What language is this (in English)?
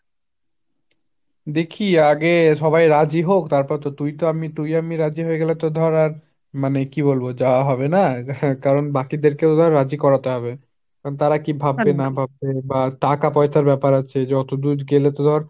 Bangla